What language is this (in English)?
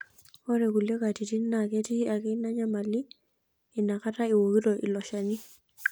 Masai